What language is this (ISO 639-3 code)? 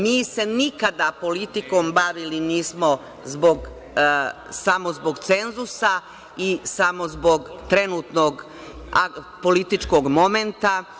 srp